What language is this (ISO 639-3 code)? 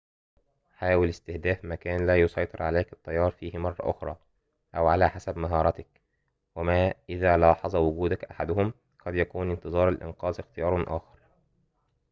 ara